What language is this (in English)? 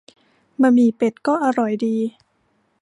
Thai